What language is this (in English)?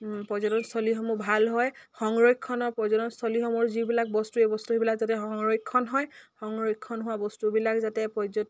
Assamese